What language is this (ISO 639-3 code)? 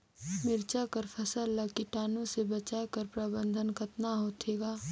hne